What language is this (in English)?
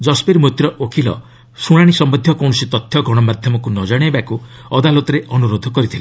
Odia